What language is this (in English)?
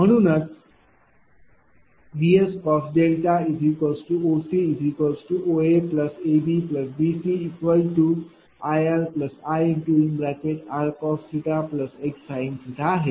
Marathi